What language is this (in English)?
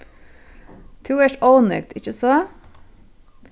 Faroese